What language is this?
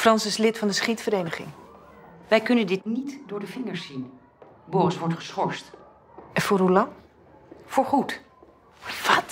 Dutch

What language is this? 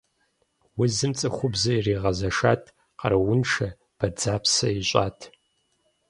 Kabardian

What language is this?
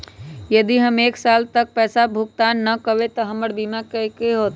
Magahi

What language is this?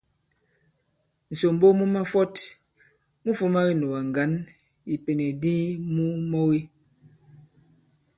Bankon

